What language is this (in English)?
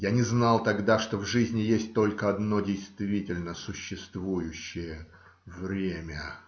Russian